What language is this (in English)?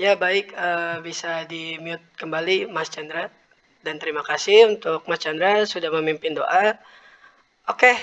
Indonesian